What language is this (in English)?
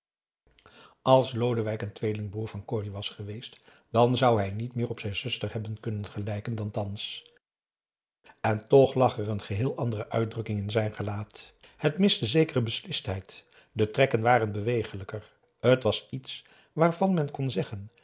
Dutch